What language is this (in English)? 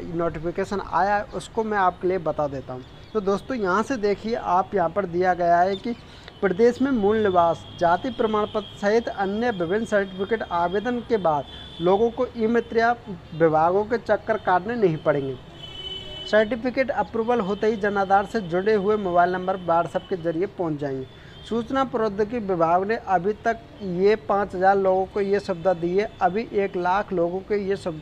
Hindi